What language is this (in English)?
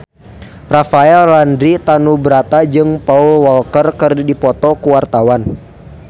Sundanese